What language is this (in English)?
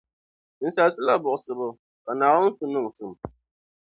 Dagbani